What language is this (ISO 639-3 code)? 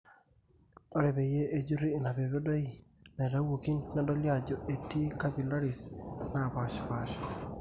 mas